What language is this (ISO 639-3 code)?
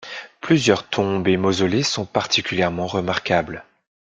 fra